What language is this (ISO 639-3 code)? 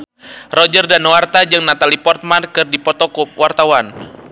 sun